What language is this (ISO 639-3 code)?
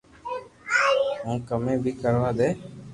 lrk